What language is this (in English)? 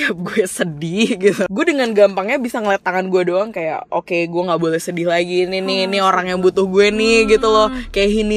Indonesian